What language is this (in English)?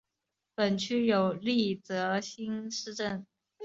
Chinese